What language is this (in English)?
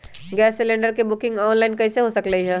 Magahi